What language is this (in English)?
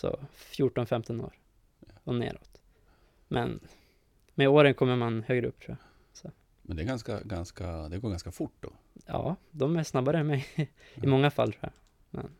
Swedish